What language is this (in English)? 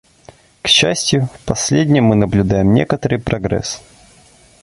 Russian